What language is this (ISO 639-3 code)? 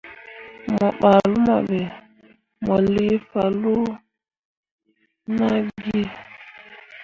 mua